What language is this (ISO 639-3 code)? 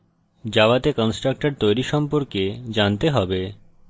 ben